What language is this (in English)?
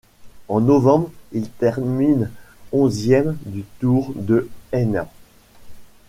French